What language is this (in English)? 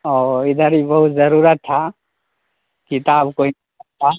Urdu